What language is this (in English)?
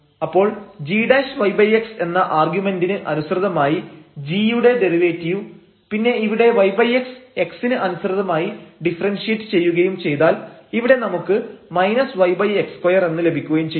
Malayalam